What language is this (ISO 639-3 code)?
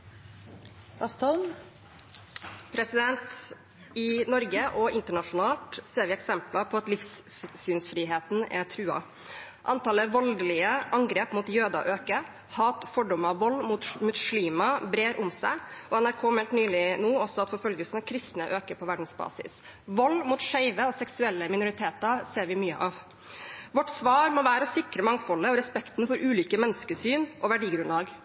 nob